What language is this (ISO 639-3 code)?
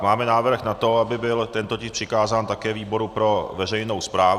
ces